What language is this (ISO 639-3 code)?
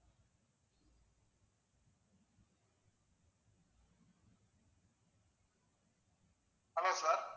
tam